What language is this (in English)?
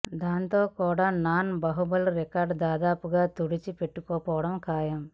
Telugu